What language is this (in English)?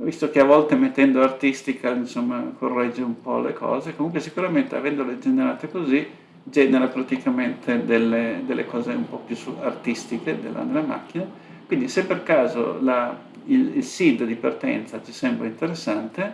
Italian